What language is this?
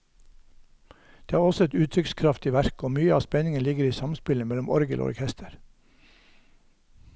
Norwegian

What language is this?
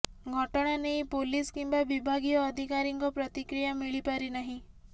Odia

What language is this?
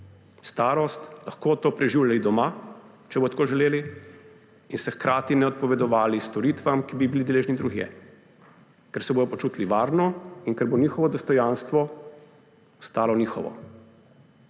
Slovenian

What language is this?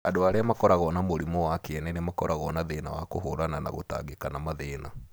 Kikuyu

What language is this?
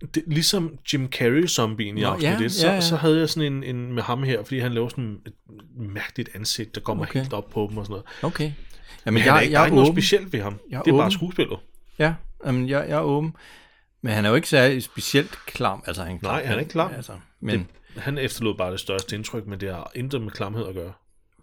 Danish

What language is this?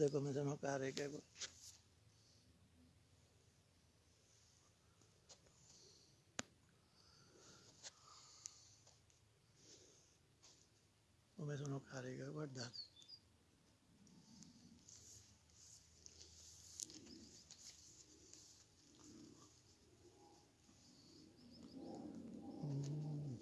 Italian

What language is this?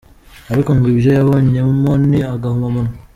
Kinyarwanda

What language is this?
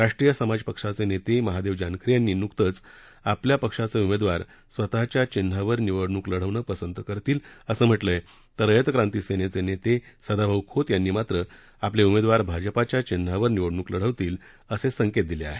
Marathi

